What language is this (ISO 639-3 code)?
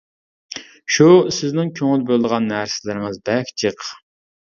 uig